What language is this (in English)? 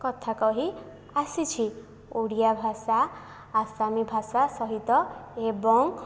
Odia